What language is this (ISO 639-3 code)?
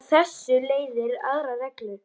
isl